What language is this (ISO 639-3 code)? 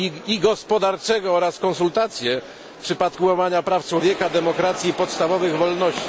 pol